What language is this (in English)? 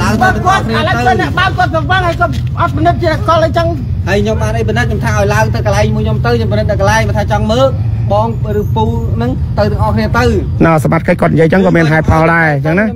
Thai